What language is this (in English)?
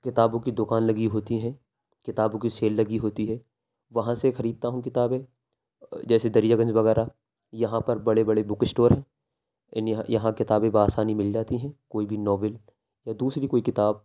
Urdu